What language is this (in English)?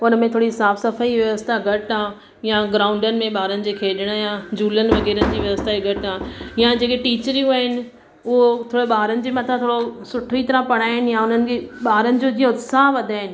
Sindhi